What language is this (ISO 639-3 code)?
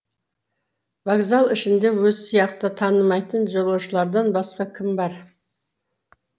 kaz